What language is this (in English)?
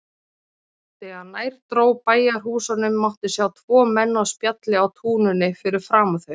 Icelandic